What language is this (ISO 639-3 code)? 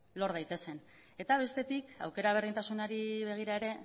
eus